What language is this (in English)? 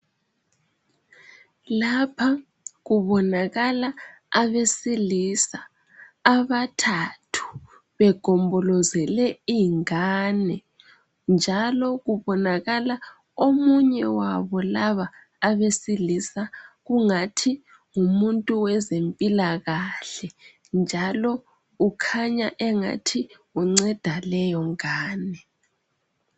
North Ndebele